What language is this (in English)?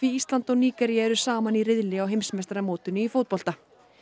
Icelandic